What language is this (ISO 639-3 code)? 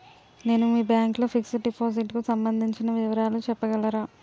tel